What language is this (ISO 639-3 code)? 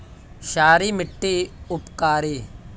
mag